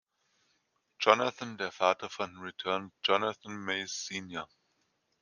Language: German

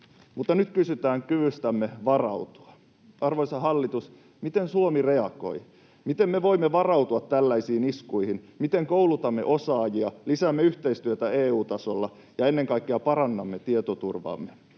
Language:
Finnish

